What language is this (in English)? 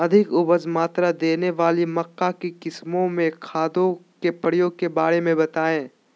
Magahi